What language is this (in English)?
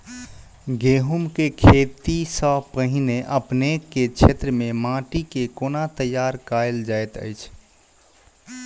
Maithili